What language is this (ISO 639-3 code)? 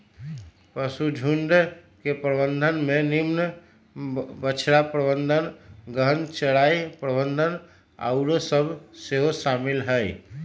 mag